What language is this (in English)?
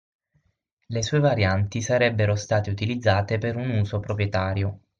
Italian